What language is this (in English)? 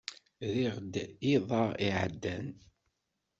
Kabyle